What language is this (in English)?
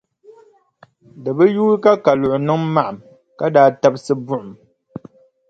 Dagbani